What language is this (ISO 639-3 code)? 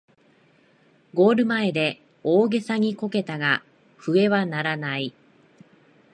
jpn